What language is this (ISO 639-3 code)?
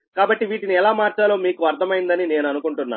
tel